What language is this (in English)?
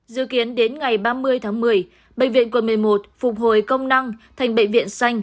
Vietnamese